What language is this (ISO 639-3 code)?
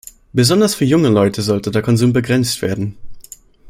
deu